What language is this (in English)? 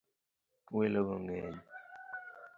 Luo (Kenya and Tanzania)